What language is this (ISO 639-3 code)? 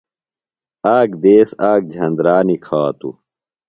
phl